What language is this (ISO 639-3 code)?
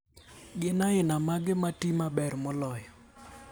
luo